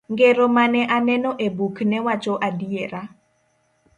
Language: Luo (Kenya and Tanzania)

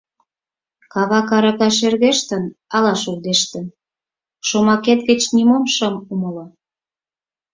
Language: Mari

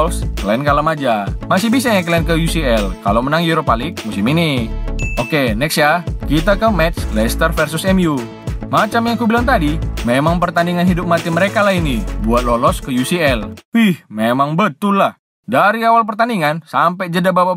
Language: Indonesian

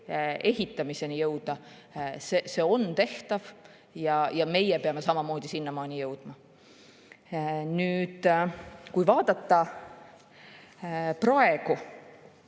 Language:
Estonian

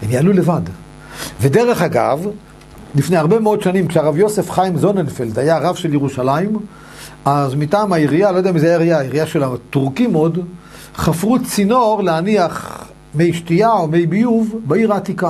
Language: Hebrew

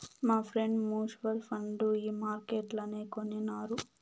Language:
Telugu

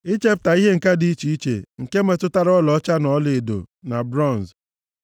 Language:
Igbo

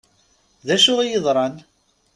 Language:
Kabyle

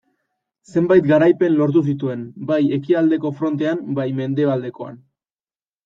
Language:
Basque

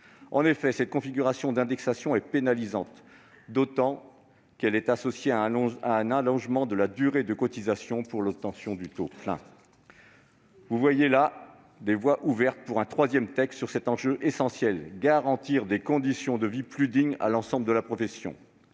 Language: French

